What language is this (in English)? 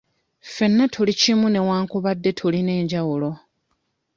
Ganda